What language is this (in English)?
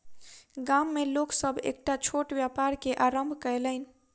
Maithili